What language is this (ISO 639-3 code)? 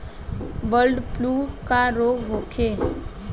bho